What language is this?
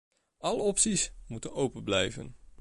Dutch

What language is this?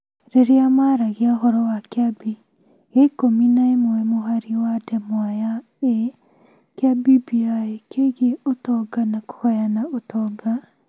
Kikuyu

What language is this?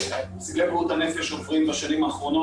Hebrew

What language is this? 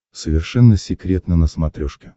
Russian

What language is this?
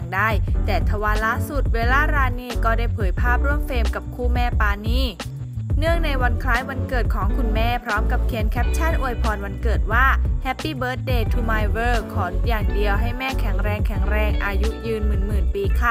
Thai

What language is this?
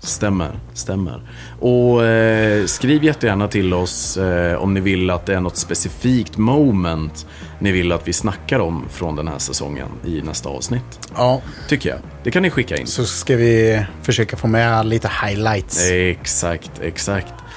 Swedish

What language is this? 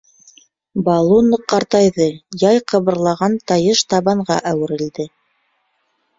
Bashkir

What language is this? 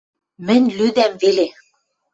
Western Mari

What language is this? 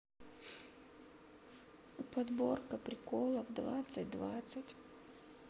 Russian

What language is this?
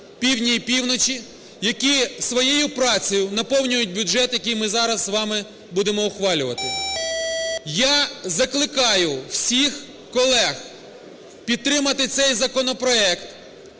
Ukrainian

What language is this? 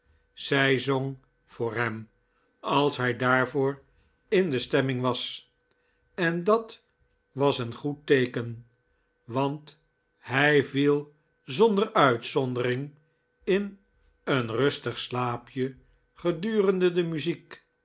Dutch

